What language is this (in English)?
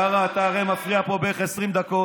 Hebrew